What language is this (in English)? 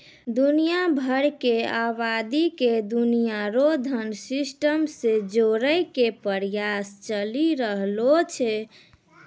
Maithili